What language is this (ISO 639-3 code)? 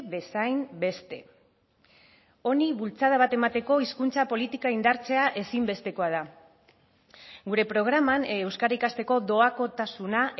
eus